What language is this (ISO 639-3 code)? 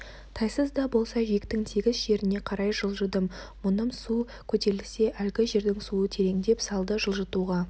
kaz